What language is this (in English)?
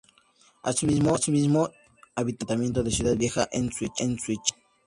Spanish